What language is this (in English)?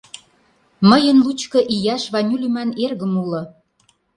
Mari